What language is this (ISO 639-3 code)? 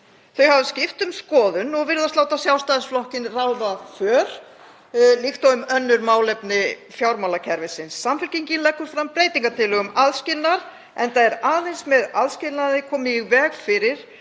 isl